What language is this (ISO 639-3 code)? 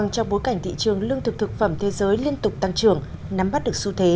vie